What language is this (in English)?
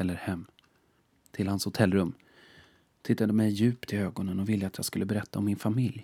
Swedish